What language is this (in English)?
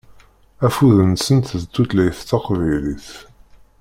Kabyle